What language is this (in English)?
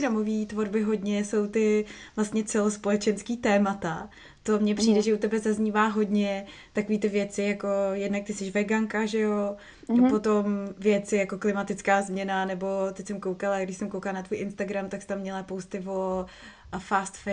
Czech